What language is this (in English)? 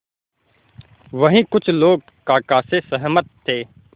Hindi